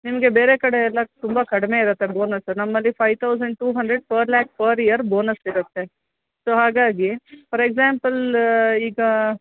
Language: Kannada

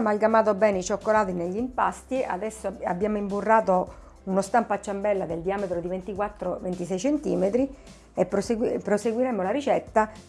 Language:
Italian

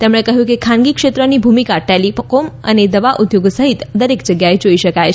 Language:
Gujarati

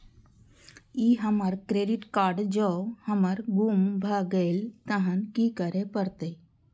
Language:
Maithili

